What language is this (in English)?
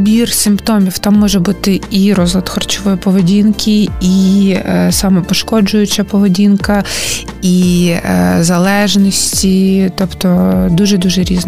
Ukrainian